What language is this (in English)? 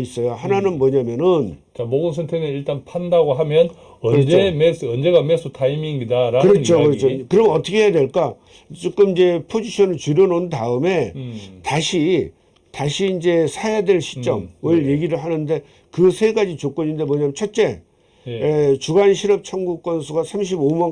Korean